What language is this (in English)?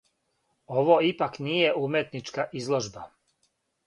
Serbian